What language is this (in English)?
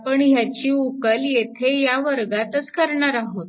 Marathi